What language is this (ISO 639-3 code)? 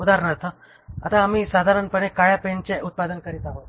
mar